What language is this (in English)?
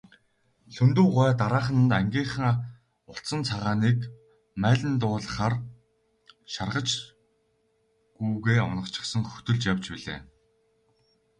Mongolian